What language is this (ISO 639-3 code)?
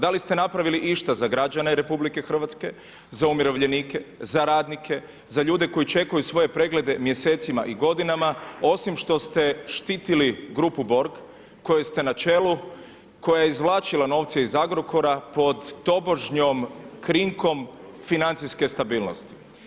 hrv